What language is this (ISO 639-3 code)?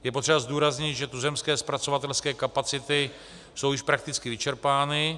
ces